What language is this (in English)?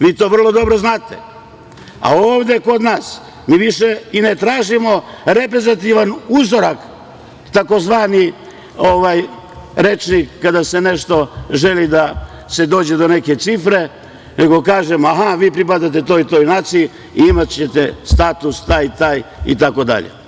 Serbian